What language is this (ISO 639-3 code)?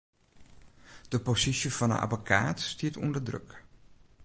fry